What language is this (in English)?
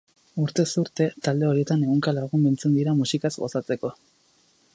Basque